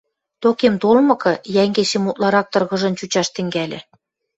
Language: Western Mari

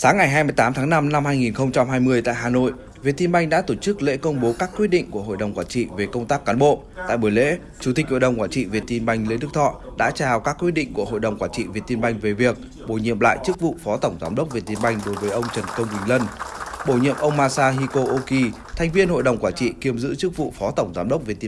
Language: Vietnamese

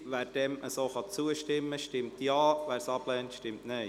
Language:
Swiss German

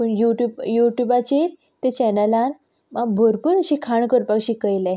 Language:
Konkani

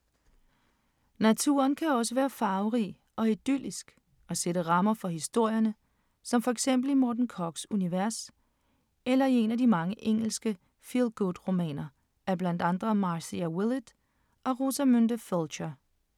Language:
Danish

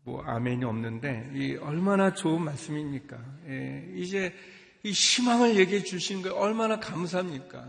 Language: Korean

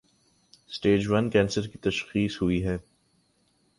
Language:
Urdu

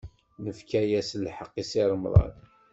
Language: Kabyle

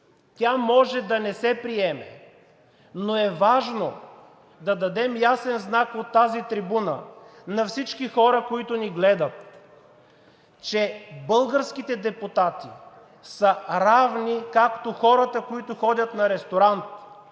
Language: Bulgarian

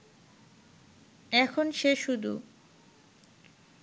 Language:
Bangla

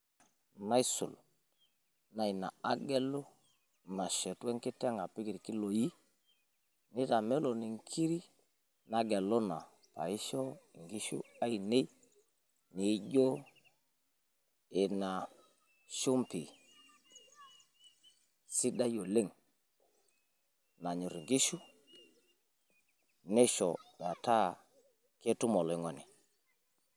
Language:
Masai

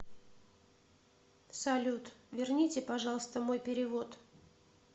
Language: Russian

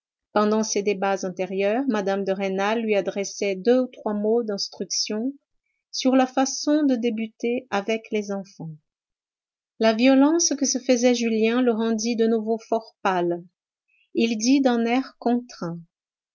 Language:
French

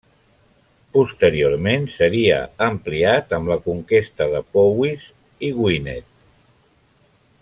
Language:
Catalan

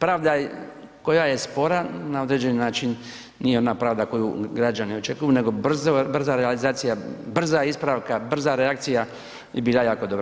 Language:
Croatian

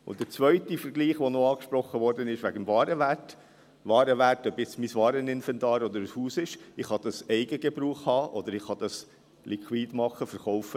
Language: Swiss German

